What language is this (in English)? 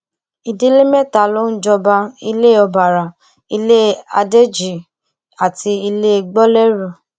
Yoruba